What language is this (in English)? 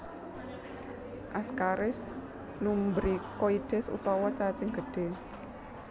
Javanese